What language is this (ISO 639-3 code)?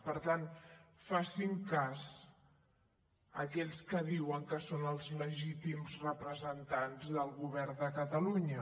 cat